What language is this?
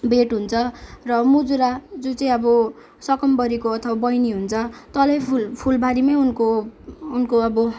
Nepali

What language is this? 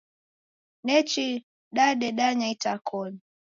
Taita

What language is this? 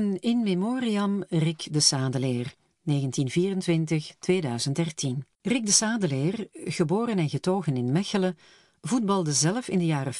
Dutch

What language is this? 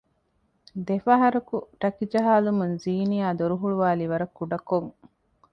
Divehi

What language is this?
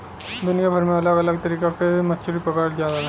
Bhojpuri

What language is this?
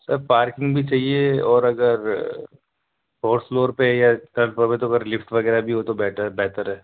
Urdu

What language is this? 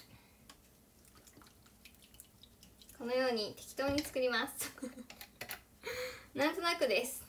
Japanese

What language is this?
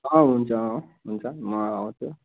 Nepali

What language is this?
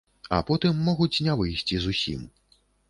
Belarusian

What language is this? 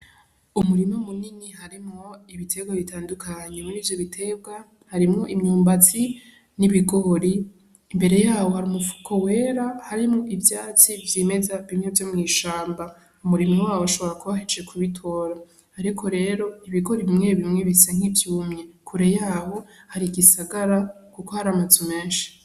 Rundi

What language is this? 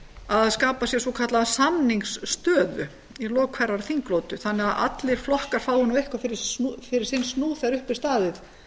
Icelandic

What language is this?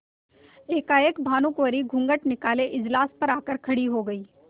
Hindi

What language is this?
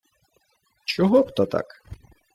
Ukrainian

